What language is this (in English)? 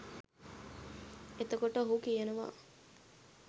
Sinhala